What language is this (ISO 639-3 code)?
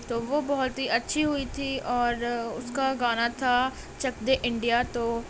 urd